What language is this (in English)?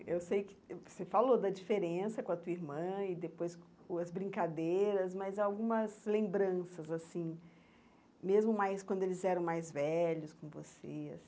Portuguese